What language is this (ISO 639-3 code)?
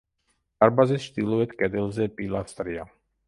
kat